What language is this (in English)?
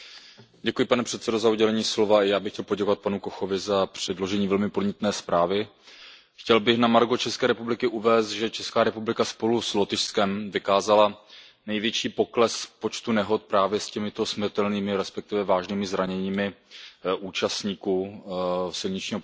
Czech